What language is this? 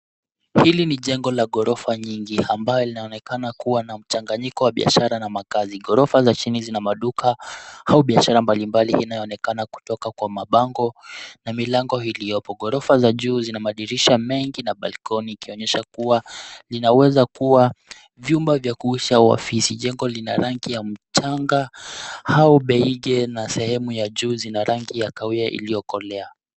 Swahili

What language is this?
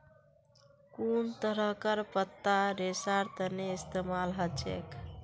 Magahi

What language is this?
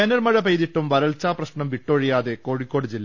Malayalam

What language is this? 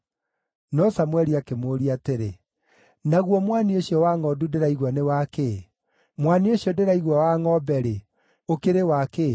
Kikuyu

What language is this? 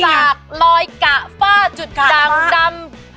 Thai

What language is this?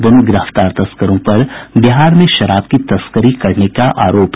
Hindi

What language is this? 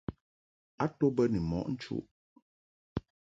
Mungaka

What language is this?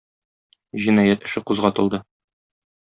Tatar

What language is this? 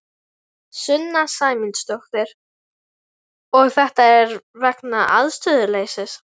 Icelandic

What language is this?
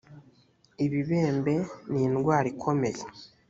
Kinyarwanda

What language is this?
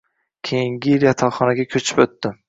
Uzbek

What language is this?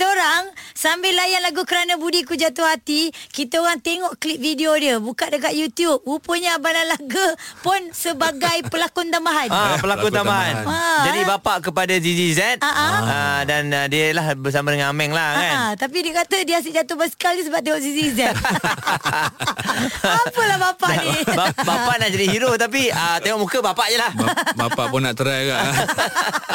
Malay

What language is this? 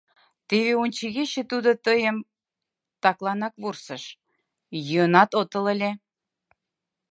Mari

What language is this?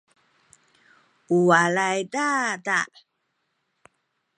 Sakizaya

